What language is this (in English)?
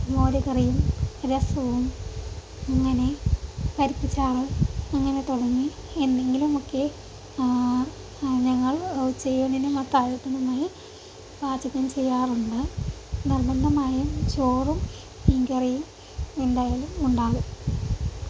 Malayalam